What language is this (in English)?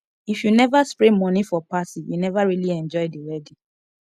Nigerian Pidgin